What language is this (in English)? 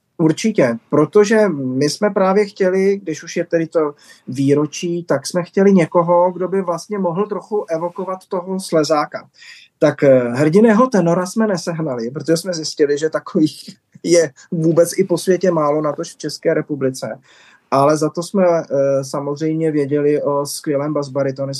Czech